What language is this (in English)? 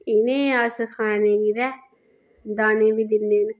Dogri